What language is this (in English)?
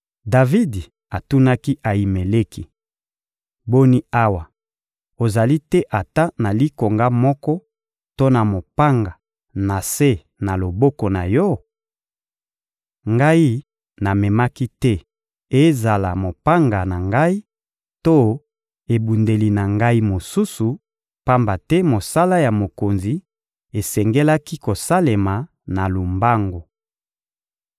Lingala